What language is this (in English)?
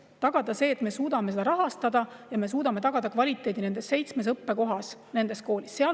Estonian